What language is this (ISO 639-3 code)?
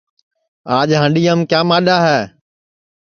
ssi